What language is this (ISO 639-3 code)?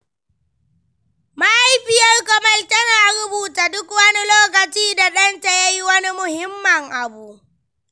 hau